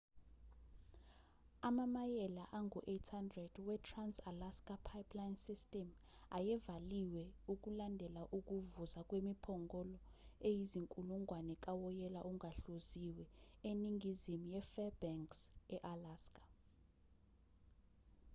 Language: Zulu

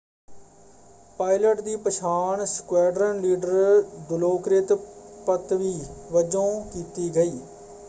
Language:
Punjabi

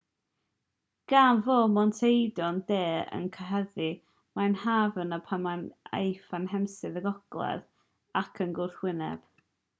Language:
Welsh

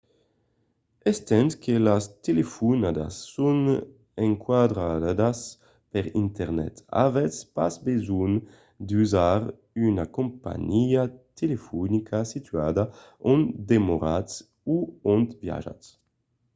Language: Occitan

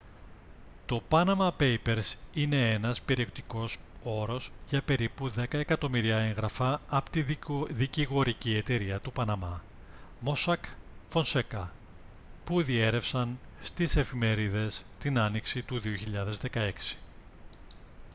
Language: Greek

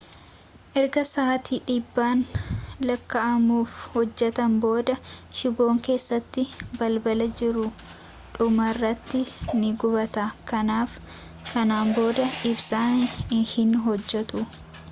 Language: Oromo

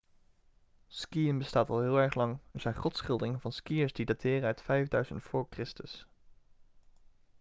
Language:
Dutch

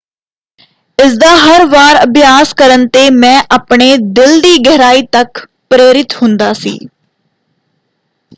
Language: Punjabi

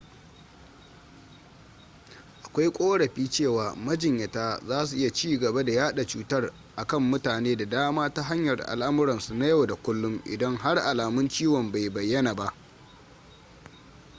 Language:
Hausa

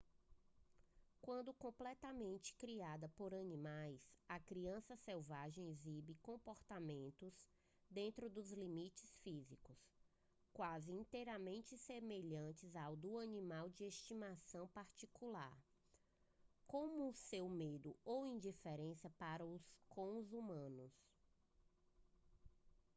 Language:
Portuguese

